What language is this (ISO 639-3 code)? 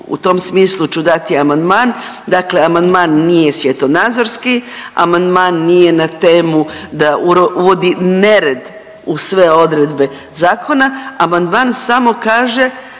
hrv